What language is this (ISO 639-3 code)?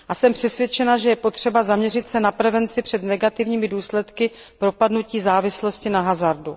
ces